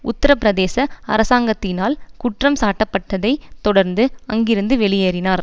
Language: Tamil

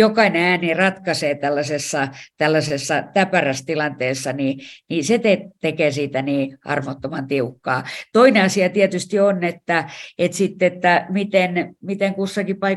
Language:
Finnish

